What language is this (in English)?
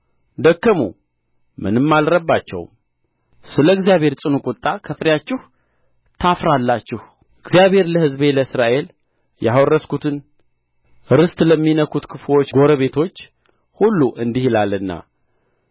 Amharic